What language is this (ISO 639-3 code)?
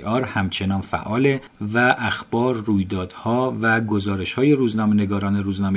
fas